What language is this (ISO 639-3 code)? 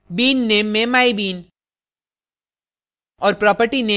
hin